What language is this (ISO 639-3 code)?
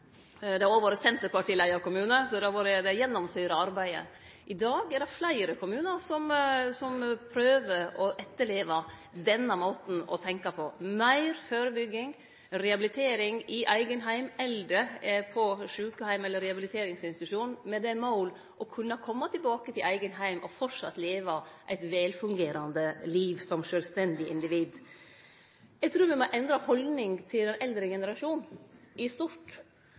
nno